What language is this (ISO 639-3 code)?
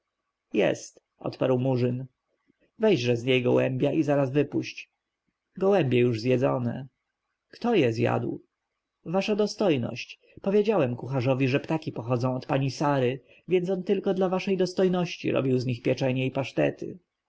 pol